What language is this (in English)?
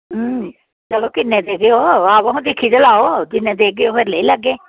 Dogri